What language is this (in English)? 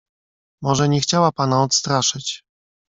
Polish